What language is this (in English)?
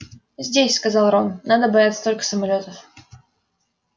Russian